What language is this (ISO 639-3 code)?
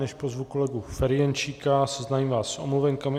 ces